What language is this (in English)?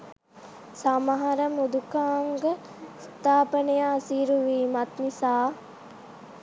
Sinhala